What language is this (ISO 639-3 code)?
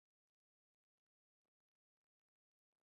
zho